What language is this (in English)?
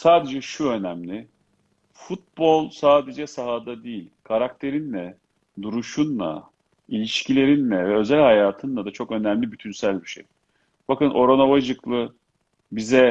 Turkish